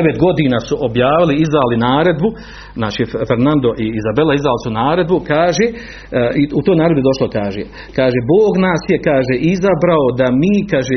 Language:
Croatian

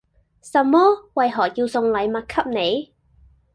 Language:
Cantonese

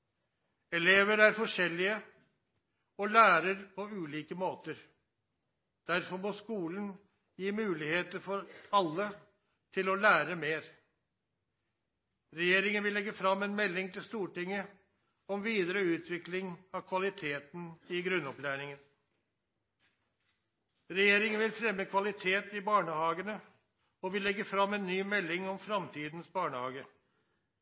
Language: Norwegian Nynorsk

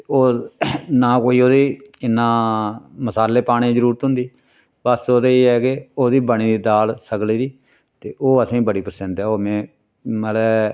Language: Dogri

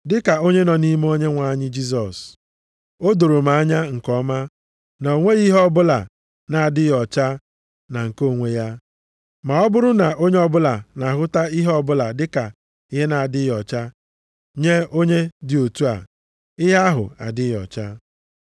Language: Igbo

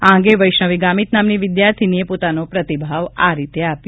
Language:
Gujarati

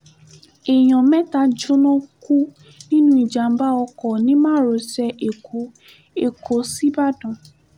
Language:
Yoruba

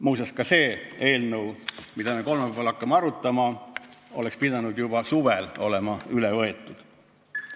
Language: Estonian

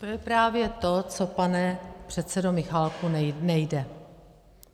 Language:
Czech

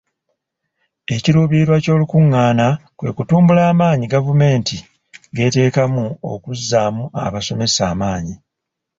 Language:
Ganda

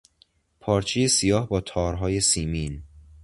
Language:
Persian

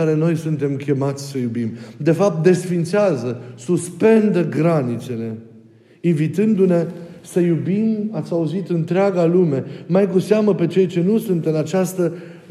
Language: Romanian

